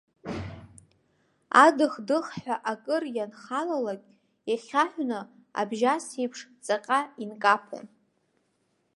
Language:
Abkhazian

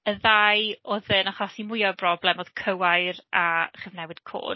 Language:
Welsh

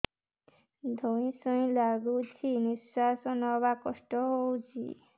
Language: Odia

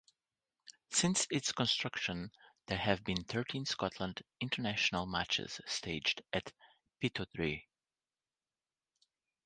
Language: English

